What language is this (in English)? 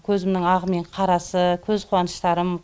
Kazakh